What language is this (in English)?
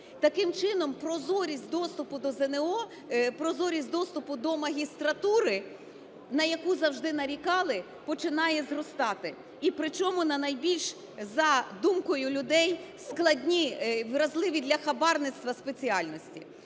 Ukrainian